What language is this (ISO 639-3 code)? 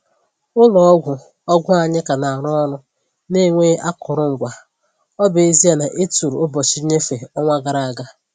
ibo